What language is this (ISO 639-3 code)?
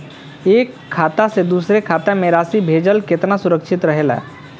bho